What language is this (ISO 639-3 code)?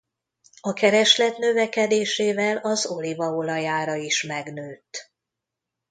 hun